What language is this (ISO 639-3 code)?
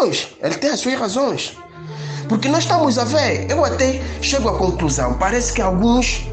por